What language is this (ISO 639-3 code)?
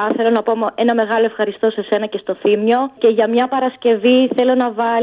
ell